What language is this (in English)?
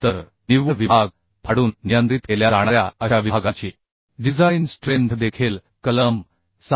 Marathi